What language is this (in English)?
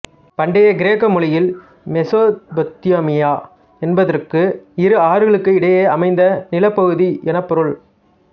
Tamil